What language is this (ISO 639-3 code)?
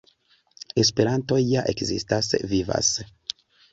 epo